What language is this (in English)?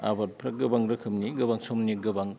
Bodo